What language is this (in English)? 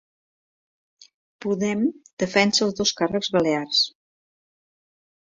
Catalan